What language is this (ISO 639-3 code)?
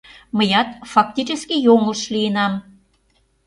chm